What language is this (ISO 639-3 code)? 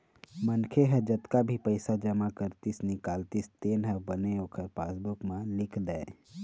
hne